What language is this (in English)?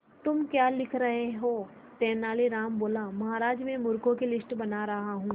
Hindi